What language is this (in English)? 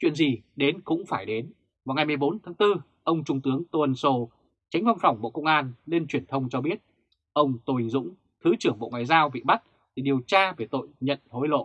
Vietnamese